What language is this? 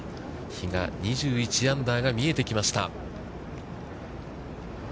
Japanese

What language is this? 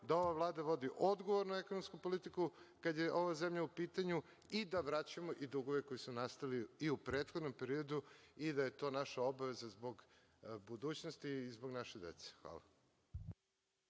Serbian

